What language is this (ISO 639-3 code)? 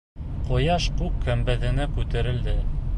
bak